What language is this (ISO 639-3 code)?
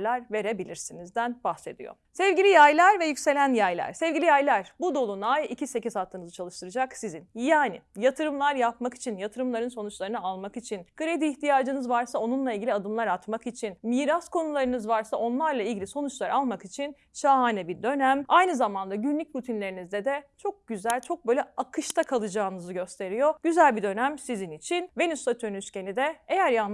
tur